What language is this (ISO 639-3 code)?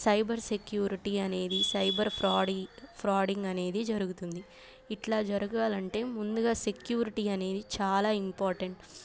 tel